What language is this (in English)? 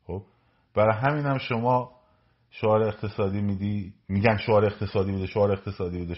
Persian